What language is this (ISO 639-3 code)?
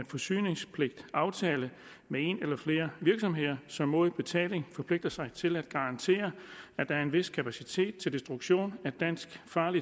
dan